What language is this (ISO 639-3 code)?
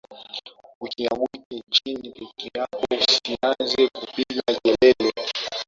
swa